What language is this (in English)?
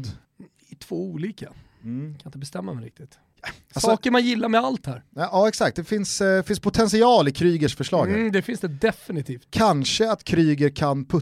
Swedish